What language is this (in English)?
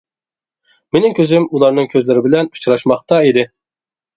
Uyghur